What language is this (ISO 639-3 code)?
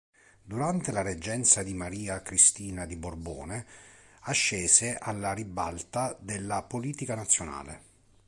ita